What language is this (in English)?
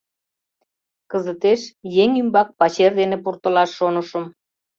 Mari